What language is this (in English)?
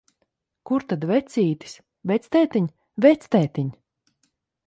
Latvian